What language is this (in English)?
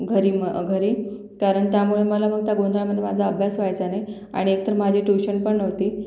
Marathi